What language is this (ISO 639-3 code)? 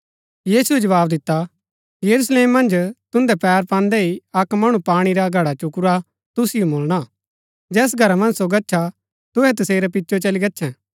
gbk